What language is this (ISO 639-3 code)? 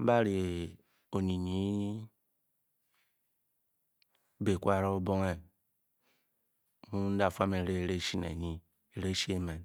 bky